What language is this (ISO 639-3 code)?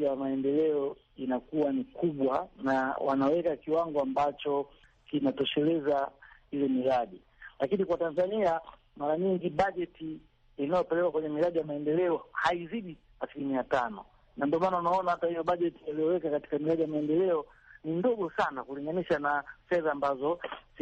swa